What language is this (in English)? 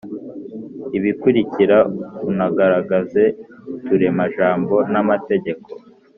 Kinyarwanda